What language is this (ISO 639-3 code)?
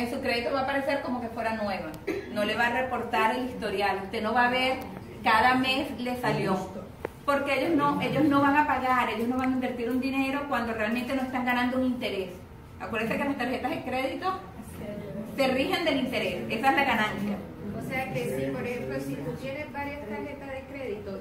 spa